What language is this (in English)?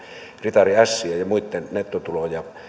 Finnish